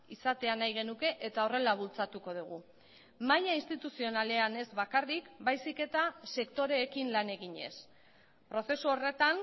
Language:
Basque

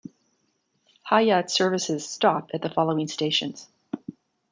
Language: English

